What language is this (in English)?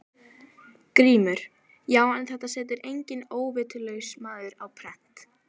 Icelandic